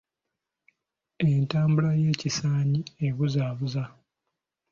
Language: Ganda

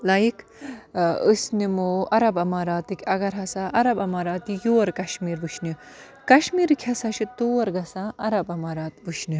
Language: Kashmiri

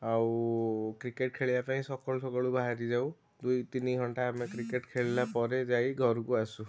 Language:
Odia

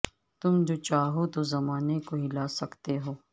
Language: Urdu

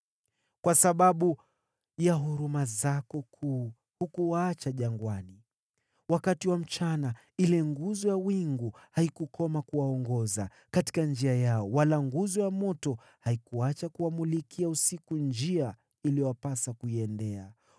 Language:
Swahili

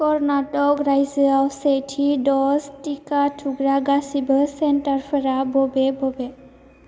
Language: Bodo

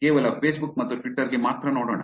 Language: Kannada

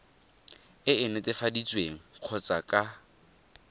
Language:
Tswana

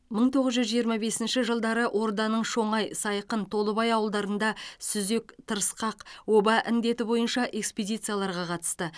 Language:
Kazakh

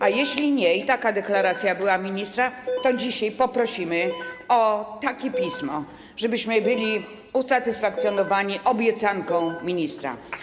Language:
Polish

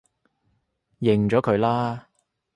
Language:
Cantonese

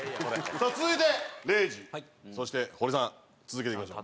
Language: Japanese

